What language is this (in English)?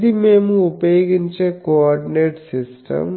Telugu